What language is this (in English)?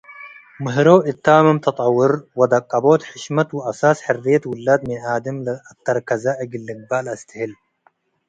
Tigre